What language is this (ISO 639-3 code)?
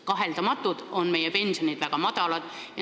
est